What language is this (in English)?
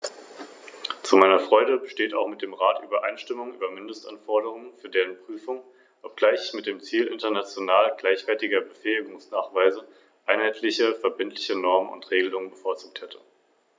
German